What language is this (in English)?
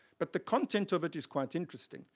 English